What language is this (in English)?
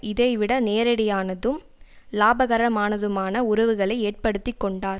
Tamil